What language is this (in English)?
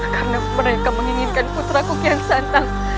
Indonesian